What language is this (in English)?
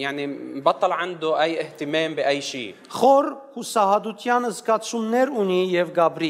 English